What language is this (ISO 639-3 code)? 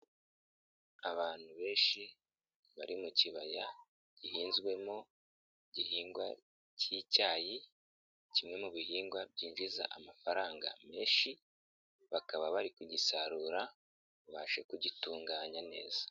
kin